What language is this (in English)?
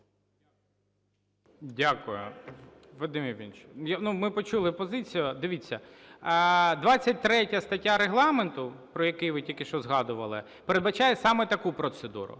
Ukrainian